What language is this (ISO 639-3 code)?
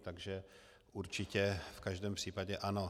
ces